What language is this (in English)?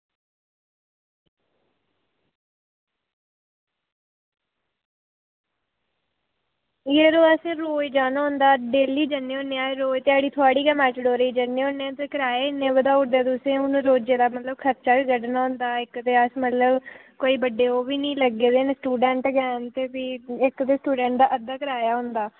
Dogri